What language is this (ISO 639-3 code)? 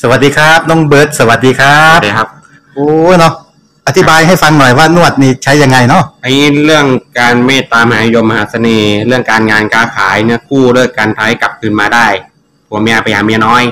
tha